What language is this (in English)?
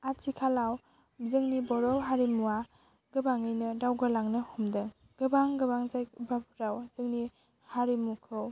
Bodo